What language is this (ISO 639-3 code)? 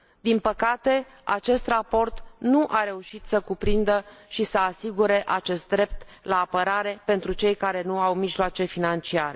ron